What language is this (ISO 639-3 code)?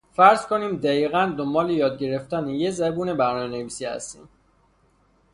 fas